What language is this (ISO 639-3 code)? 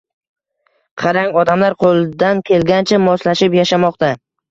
uzb